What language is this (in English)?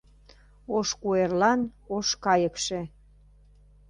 Mari